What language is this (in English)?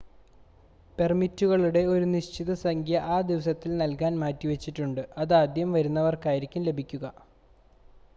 Malayalam